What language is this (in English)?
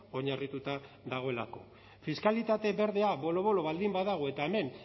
Basque